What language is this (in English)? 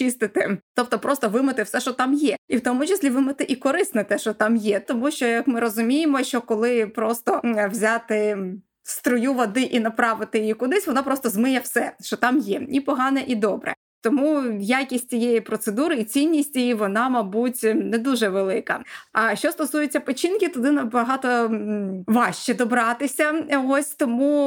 Ukrainian